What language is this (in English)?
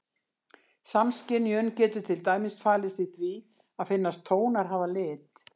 Icelandic